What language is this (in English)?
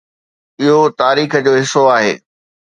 Sindhi